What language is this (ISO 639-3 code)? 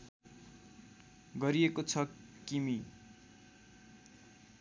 nep